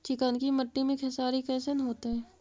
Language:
Magahi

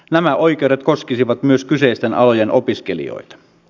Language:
Finnish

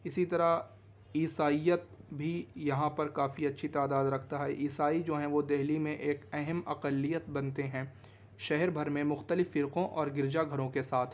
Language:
Urdu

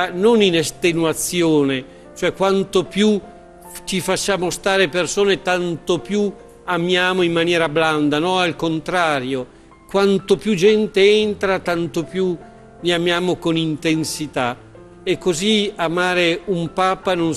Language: Italian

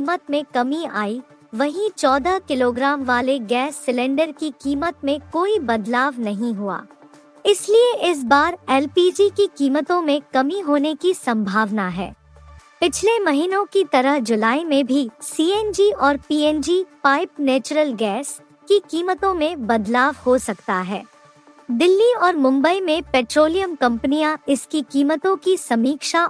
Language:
Hindi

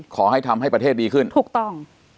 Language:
Thai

